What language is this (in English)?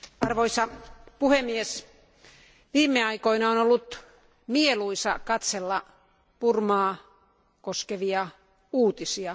Finnish